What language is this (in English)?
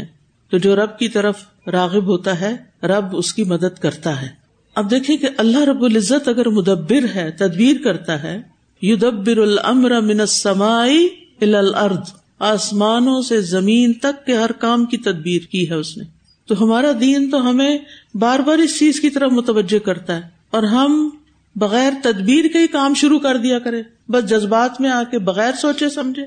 Urdu